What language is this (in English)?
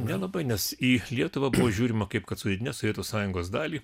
Lithuanian